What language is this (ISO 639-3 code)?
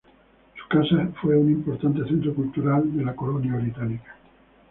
spa